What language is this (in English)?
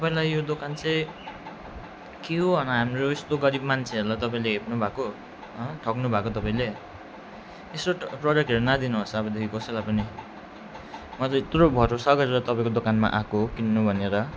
Nepali